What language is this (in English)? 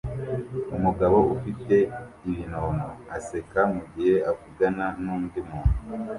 Kinyarwanda